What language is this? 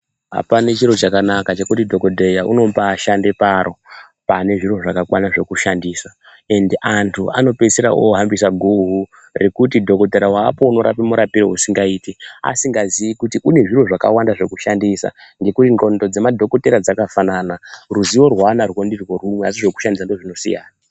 Ndau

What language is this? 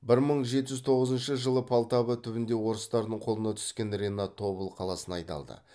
Kazakh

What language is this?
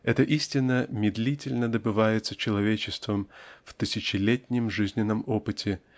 Russian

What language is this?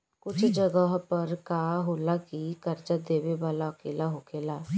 Bhojpuri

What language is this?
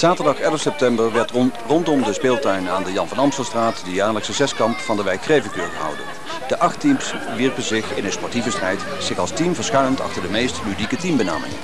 Dutch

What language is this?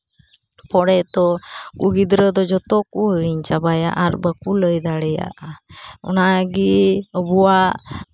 Santali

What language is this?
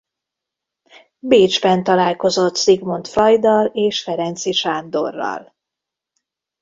Hungarian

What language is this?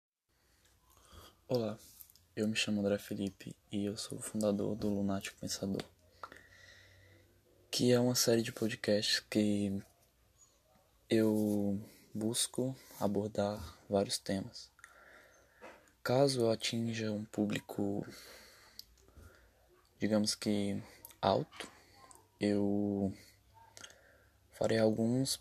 Portuguese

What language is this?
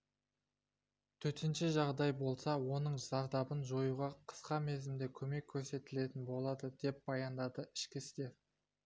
Kazakh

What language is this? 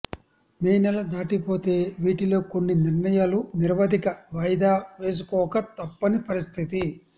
Telugu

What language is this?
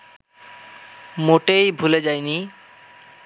Bangla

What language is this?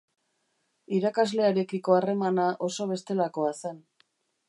Basque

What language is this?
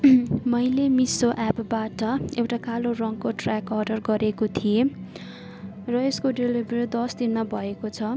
Nepali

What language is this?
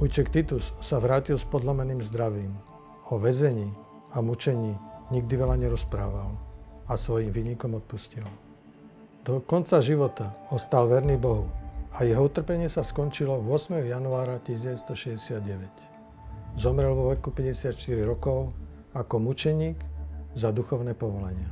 Slovak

